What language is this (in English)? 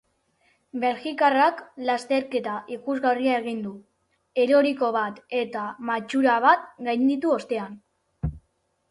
Basque